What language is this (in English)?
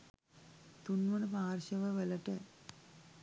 Sinhala